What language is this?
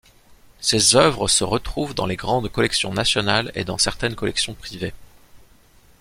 French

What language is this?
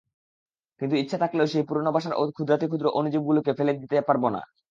Bangla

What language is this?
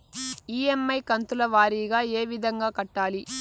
Telugu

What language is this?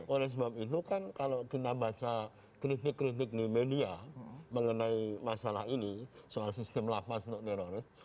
Indonesian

